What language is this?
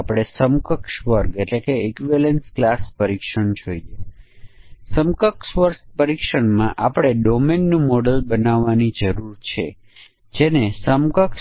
Gujarati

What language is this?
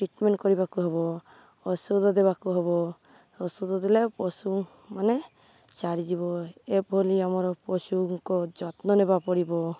Odia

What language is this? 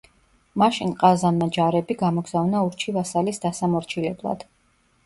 Georgian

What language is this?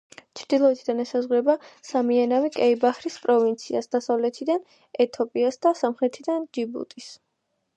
Georgian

